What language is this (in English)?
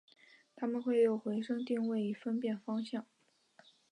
Chinese